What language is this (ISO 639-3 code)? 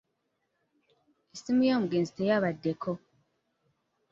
lug